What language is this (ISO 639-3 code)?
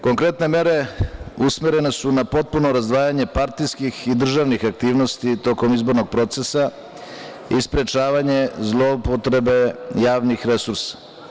srp